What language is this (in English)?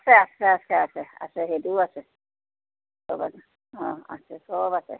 Assamese